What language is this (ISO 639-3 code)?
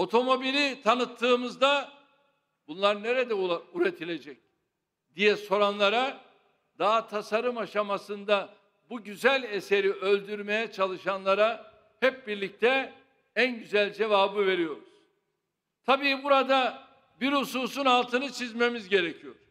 tur